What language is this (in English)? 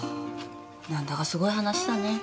Japanese